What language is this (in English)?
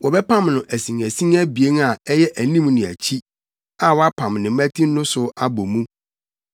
Akan